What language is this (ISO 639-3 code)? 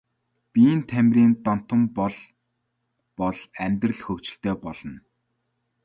mon